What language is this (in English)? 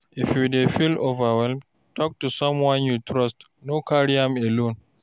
Nigerian Pidgin